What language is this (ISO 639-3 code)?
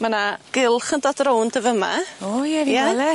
cym